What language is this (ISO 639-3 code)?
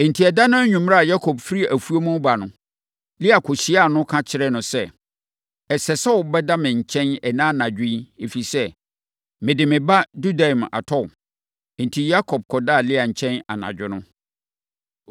aka